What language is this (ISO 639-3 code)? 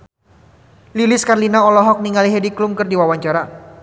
sun